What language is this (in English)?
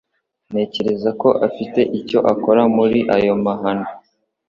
Kinyarwanda